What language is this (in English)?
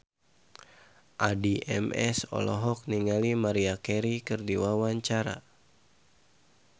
Sundanese